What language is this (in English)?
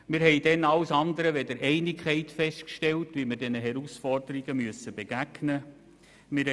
Swiss German